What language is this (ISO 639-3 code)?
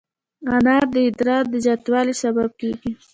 pus